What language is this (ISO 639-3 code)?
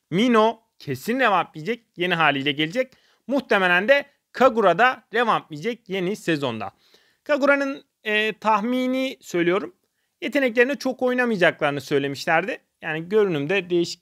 tur